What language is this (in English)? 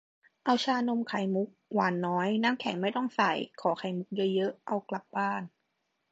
Thai